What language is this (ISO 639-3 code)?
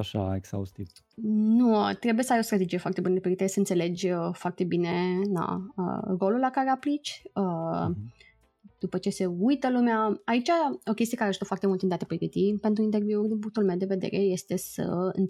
ron